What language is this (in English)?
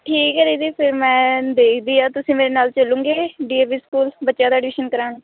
Punjabi